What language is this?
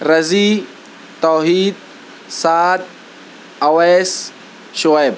Urdu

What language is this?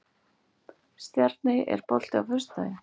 Icelandic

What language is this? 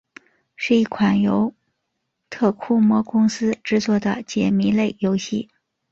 Chinese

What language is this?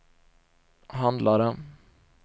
Swedish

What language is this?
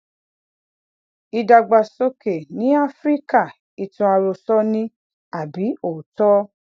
Yoruba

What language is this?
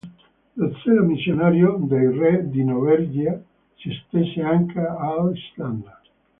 Italian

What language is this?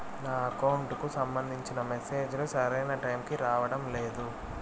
Telugu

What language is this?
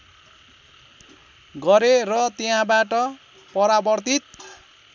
Nepali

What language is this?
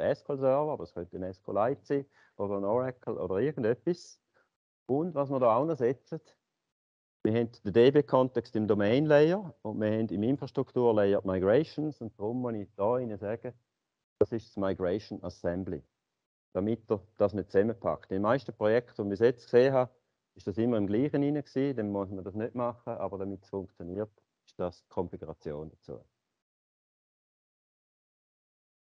German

